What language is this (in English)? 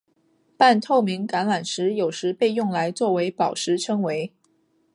Chinese